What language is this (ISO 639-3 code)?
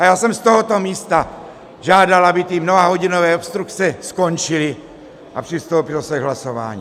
ces